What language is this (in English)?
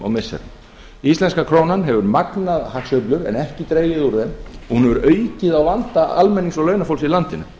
Icelandic